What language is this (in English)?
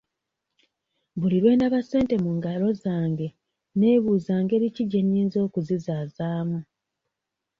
Ganda